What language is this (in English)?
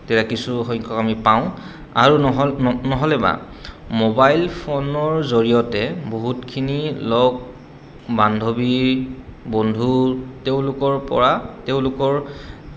Assamese